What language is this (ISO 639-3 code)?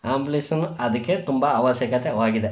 kan